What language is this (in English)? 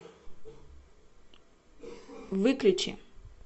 Russian